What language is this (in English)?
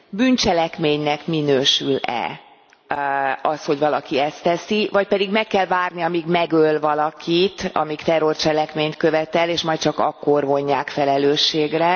Hungarian